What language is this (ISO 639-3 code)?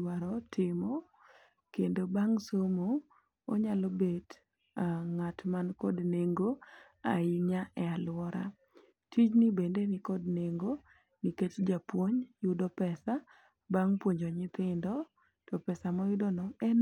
luo